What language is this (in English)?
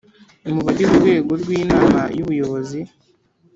Kinyarwanda